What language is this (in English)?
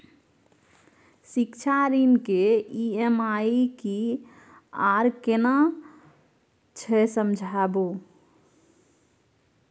Maithili